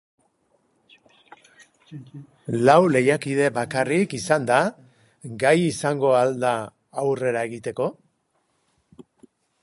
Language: Basque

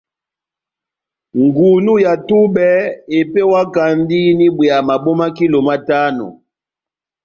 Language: Batanga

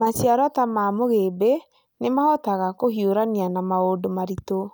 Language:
Kikuyu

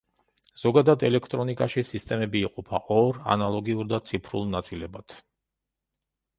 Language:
Georgian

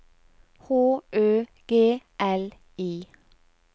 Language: Norwegian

